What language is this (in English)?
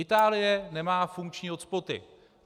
Czech